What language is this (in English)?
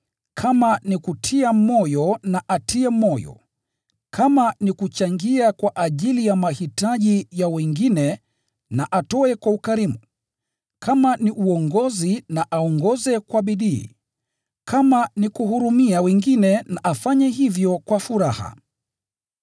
Swahili